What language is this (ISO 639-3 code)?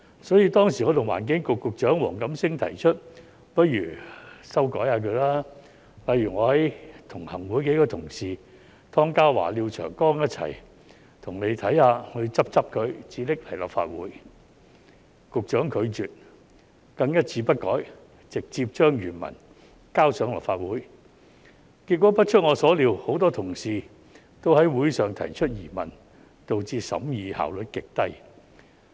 yue